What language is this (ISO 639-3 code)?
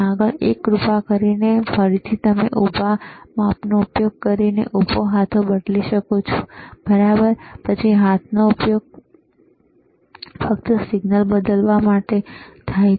guj